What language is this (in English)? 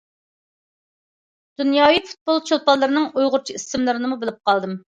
Uyghur